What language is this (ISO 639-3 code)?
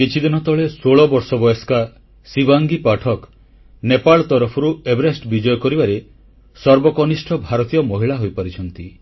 ori